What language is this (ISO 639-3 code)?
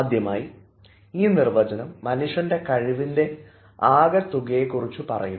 mal